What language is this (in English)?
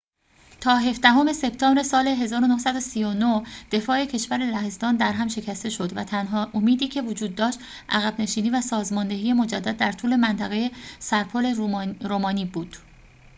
Persian